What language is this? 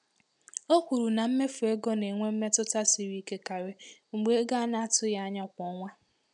Igbo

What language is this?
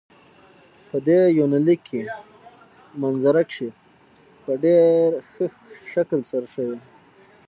Pashto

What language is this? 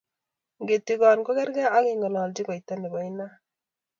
Kalenjin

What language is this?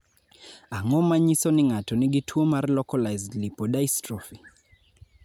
Luo (Kenya and Tanzania)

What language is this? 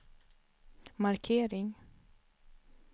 Swedish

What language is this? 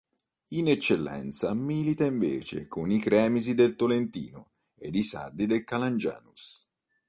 Italian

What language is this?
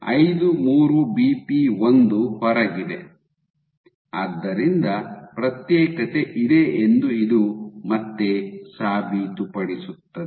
Kannada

